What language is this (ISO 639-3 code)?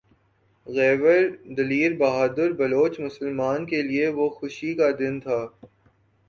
urd